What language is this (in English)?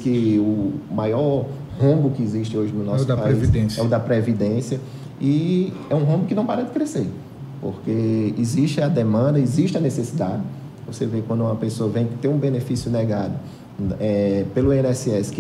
Portuguese